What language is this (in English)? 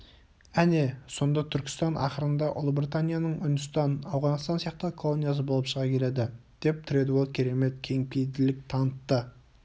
Kazakh